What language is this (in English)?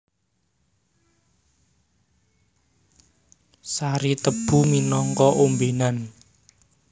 Javanese